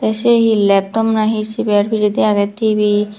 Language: Chakma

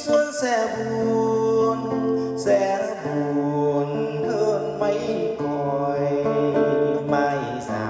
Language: Vietnamese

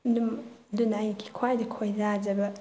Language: Manipuri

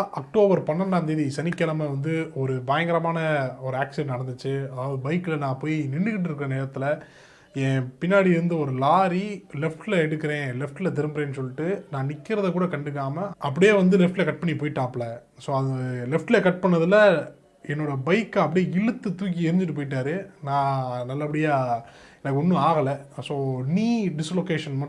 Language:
Dutch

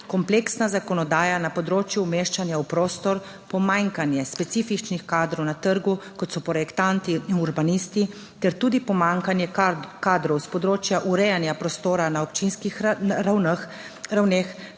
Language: Slovenian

